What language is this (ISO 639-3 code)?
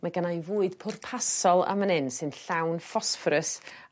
cym